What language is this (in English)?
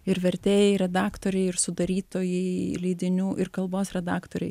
Lithuanian